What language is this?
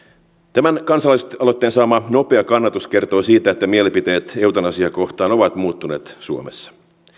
Finnish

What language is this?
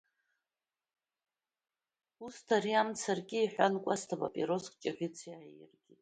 Abkhazian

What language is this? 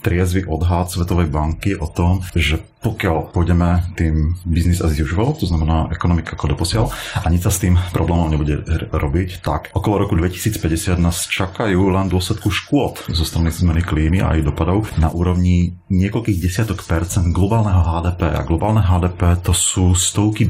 Slovak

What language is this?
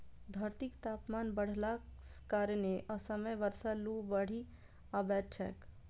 Maithili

